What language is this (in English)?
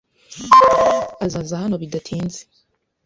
Kinyarwanda